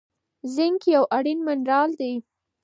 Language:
Pashto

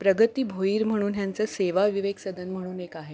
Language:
Marathi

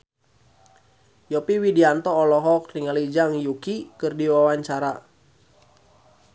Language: Sundanese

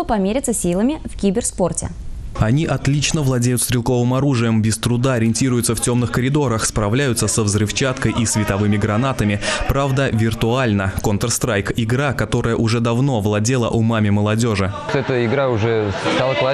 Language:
Russian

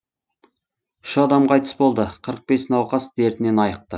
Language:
Kazakh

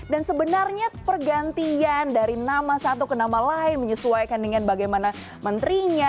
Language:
Indonesian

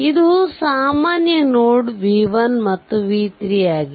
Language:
Kannada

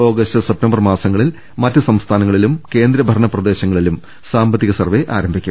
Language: Malayalam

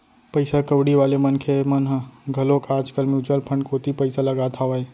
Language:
Chhattisgarhi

